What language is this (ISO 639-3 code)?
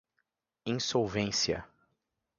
por